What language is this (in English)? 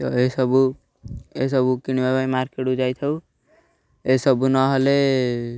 Odia